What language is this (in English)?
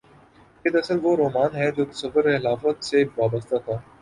Urdu